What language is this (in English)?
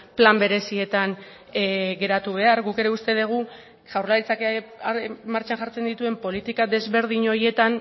Basque